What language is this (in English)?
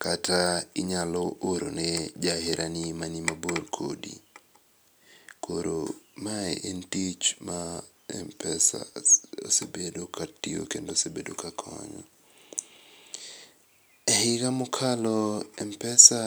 Luo (Kenya and Tanzania)